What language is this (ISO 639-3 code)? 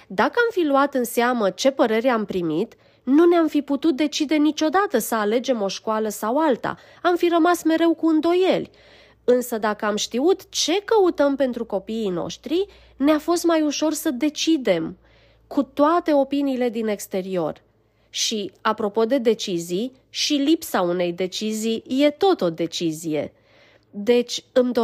ron